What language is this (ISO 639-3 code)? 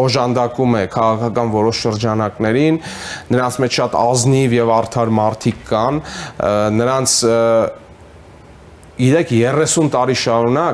ron